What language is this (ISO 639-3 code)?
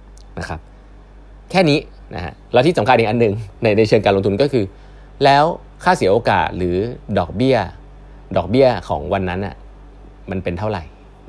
tha